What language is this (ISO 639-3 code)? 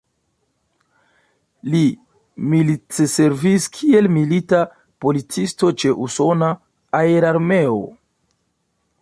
epo